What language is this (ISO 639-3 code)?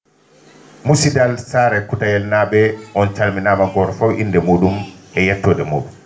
ful